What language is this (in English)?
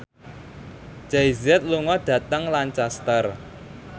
Javanese